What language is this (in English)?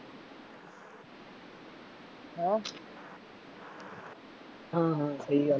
Punjabi